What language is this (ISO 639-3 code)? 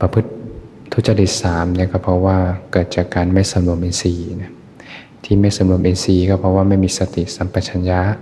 tha